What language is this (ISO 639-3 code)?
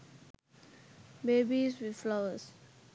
sin